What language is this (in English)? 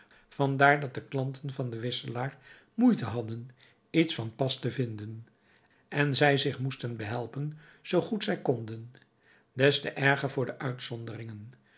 Dutch